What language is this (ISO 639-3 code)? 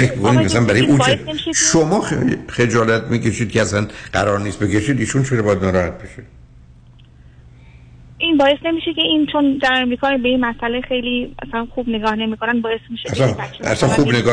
fas